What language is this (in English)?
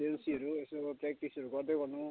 Nepali